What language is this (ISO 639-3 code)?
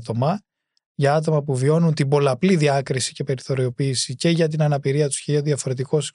ell